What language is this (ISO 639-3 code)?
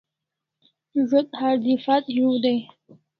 kls